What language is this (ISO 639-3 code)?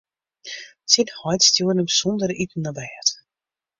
fry